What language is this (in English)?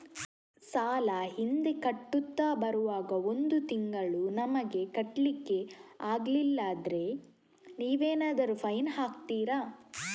Kannada